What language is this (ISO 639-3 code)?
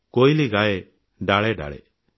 ori